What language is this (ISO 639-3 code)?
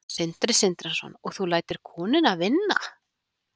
isl